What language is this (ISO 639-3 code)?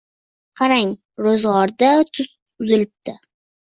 uzb